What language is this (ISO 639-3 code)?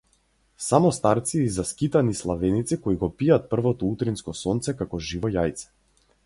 mkd